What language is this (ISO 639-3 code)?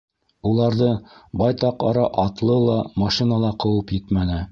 bak